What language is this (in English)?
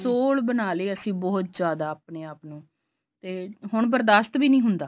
Punjabi